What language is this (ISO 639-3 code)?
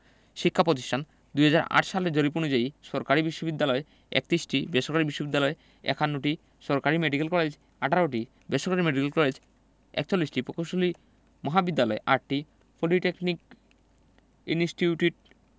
ben